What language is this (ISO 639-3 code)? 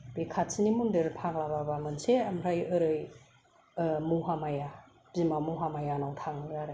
brx